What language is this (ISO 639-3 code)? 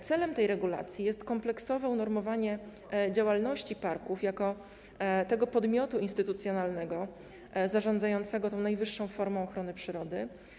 pol